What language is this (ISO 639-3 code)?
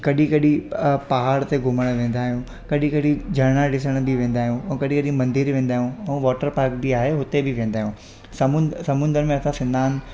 snd